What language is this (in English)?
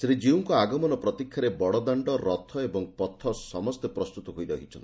Odia